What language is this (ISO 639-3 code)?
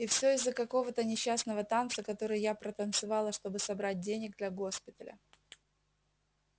rus